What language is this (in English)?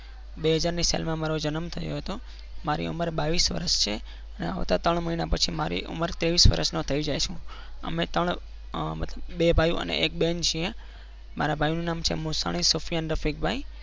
Gujarati